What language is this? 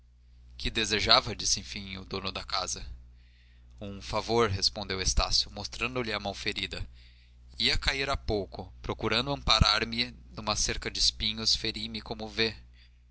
Portuguese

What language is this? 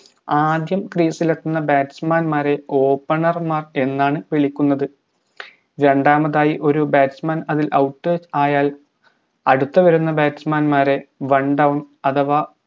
Malayalam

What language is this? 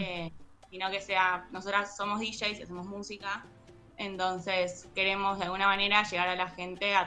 Spanish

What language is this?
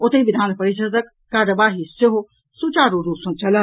Maithili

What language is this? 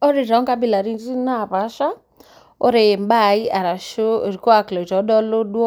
Masai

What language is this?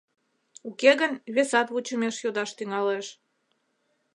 Mari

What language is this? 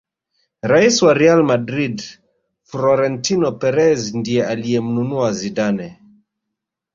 Swahili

